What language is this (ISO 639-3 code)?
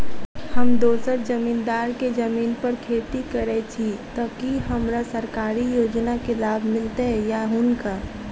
mai